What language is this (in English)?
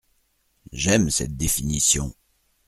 French